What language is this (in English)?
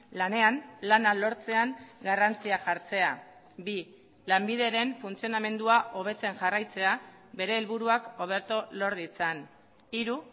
Basque